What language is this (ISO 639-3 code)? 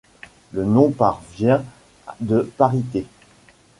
fra